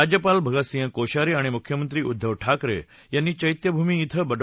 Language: Marathi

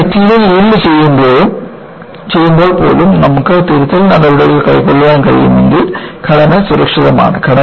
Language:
Malayalam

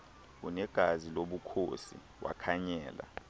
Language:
Xhosa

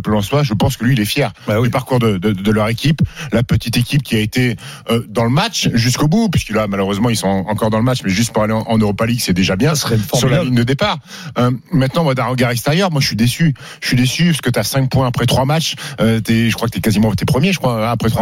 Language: French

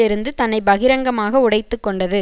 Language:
Tamil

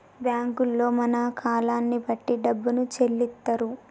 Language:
Telugu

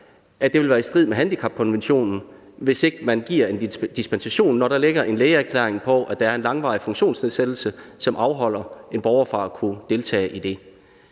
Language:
Danish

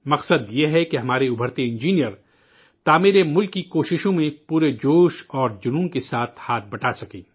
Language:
Urdu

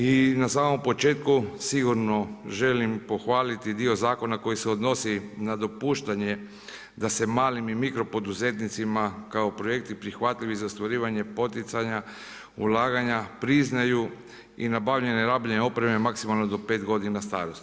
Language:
Croatian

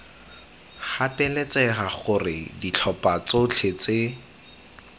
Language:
Tswana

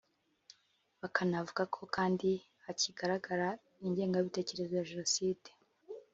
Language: Kinyarwanda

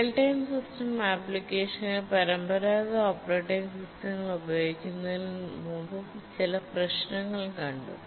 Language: Malayalam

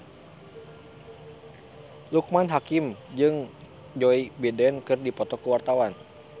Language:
Sundanese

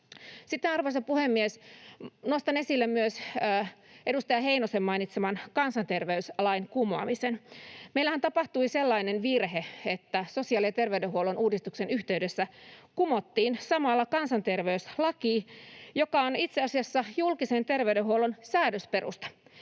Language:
Finnish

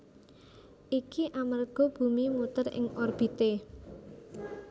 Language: Javanese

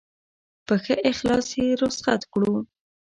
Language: Pashto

